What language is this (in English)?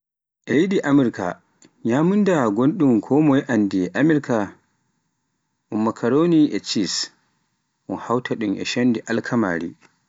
Pular